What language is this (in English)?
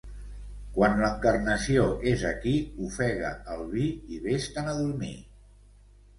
Catalan